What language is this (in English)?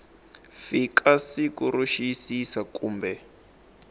Tsonga